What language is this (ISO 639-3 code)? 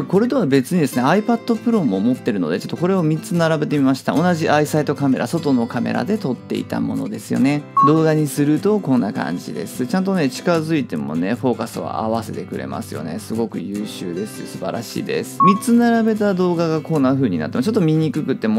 jpn